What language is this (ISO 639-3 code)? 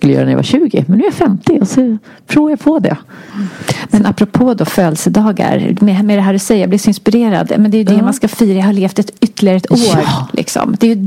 swe